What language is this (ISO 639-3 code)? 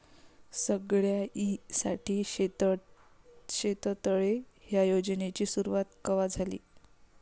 mar